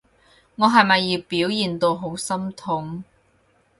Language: Cantonese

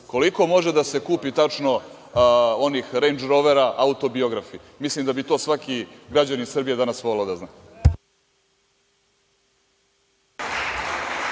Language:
Serbian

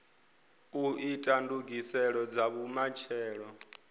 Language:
Venda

